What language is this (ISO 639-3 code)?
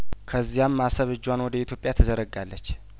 amh